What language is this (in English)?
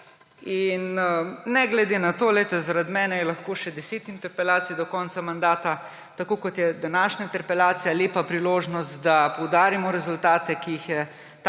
Slovenian